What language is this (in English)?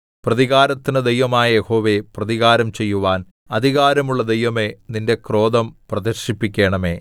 Malayalam